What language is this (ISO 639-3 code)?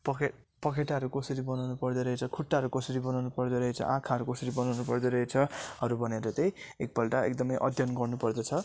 nep